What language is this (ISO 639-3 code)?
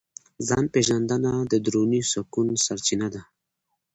pus